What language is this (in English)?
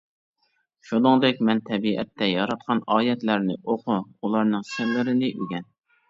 Uyghur